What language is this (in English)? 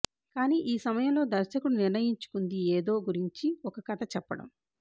Telugu